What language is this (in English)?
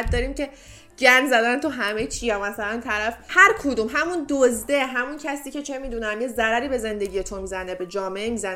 Persian